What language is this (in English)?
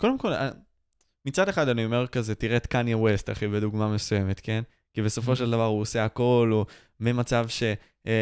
Hebrew